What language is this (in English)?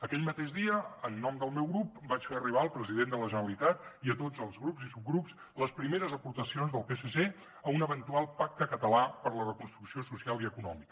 Catalan